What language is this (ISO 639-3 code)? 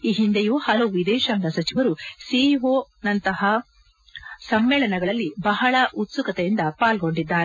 kan